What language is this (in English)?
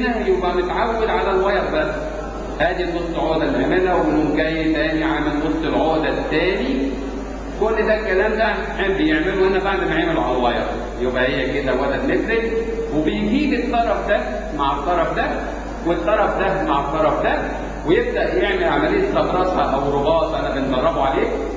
Arabic